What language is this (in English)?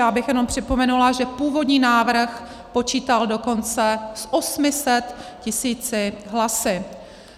Czech